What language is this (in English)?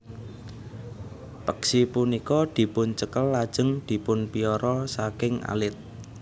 Javanese